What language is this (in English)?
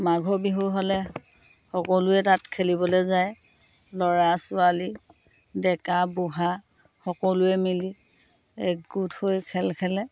Assamese